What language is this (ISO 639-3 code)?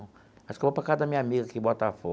por